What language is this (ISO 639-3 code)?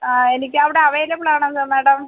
mal